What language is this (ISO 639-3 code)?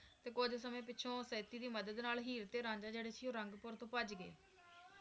pan